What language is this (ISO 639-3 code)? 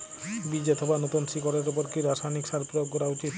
ben